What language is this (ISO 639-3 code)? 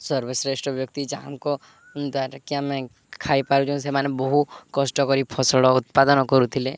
ori